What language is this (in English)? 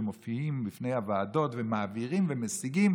Hebrew